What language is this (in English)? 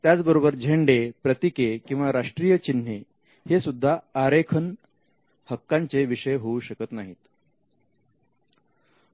Marathi